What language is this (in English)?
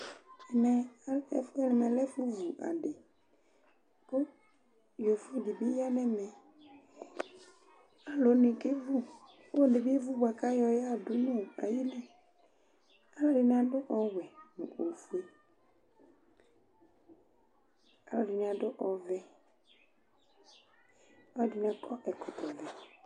Ikposo